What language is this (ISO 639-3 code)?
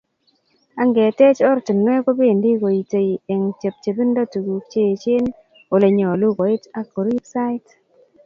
kln